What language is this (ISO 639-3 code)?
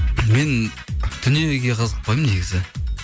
kaz